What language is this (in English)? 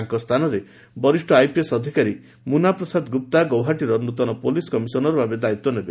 Odia